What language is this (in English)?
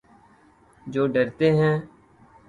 Urdu